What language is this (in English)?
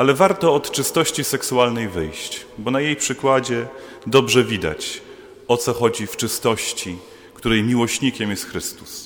Polish